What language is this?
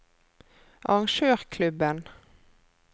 Norwegian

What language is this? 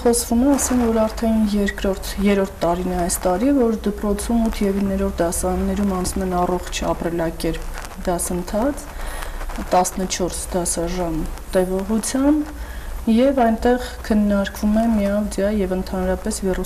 Turkish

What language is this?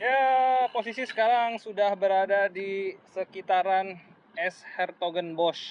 Indonesian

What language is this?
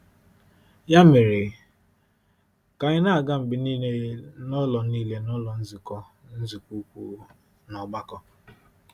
Igbo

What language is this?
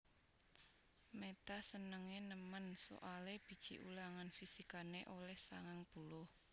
Javanese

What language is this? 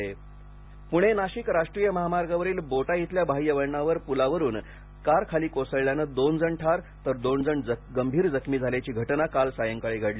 Marathi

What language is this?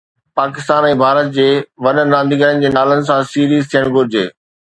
Sindhi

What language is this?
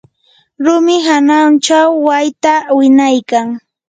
Yanahuanca Pasco Quechua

